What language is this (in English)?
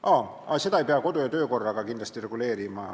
Estonian